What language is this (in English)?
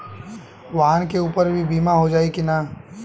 Bhojpuri